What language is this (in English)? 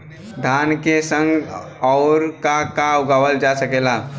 Bhojpuri